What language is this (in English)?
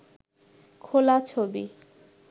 Bangla